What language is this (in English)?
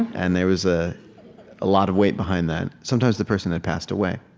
English